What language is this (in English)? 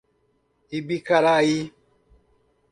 Portuguese